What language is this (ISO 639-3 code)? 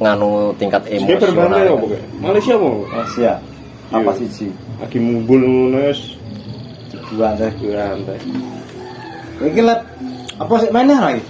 ind